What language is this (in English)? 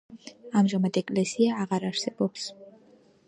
Georgian